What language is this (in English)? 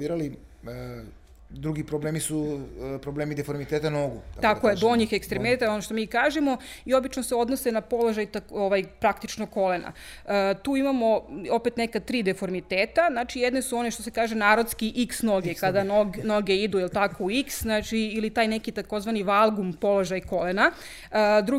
Croatian